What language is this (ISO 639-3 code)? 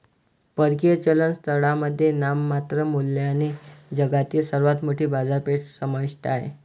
mar